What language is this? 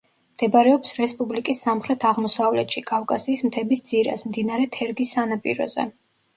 Georgian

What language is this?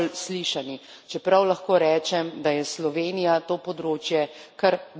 Slovenian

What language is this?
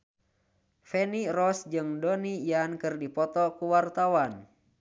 Sundanese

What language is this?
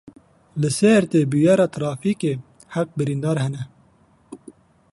Kurdish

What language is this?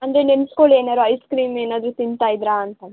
Kannada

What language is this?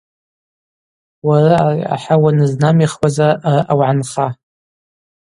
Abaza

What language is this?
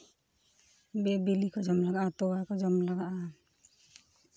Santali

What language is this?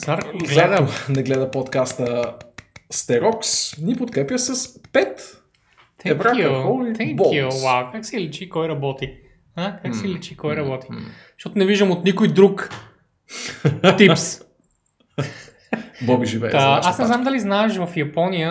Bulgarian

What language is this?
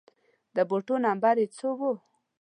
Pashto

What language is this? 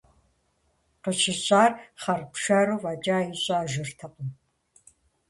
Kabardian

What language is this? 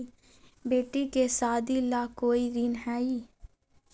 Magahi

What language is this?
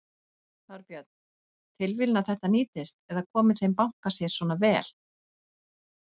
Icelandic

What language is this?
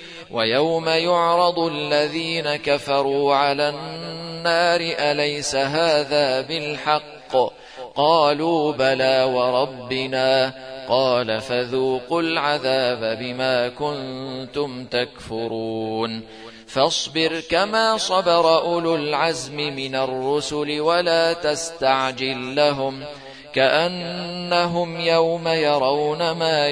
Arabic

